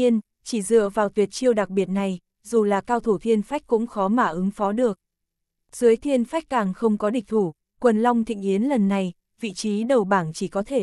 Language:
Vietnamese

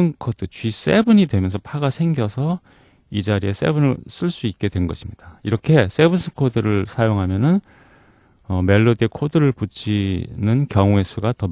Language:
Korean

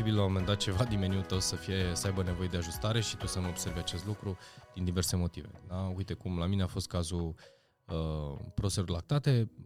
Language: Romanian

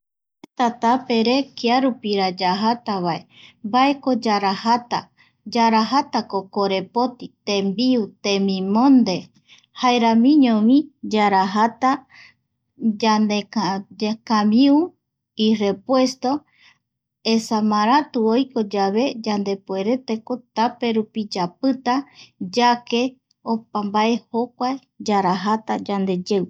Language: Eastern Bolivian Guaraní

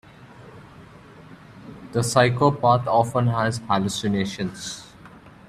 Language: English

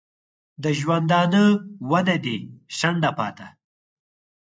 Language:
Pashto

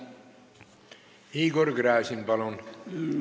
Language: Estonian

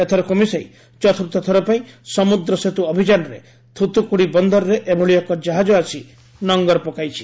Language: Odia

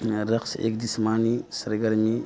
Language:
Urdu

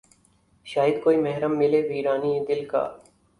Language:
Urdu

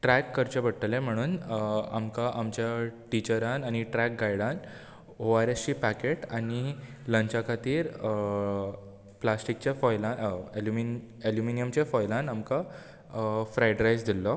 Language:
Konkani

